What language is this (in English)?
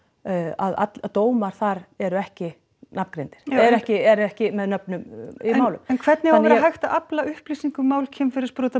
Icelandic